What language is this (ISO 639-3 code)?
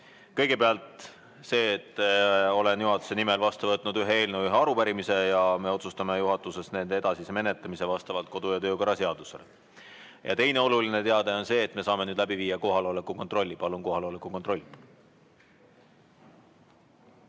est